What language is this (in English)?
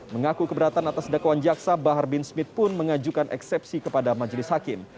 Indonesian